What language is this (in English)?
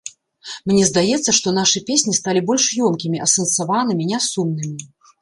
Belarusian